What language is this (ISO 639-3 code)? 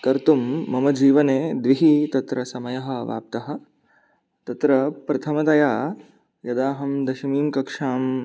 san